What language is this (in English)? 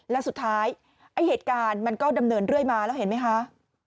Thai